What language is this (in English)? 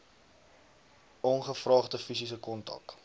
Afrikaans